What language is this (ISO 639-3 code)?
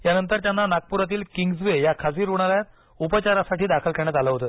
mar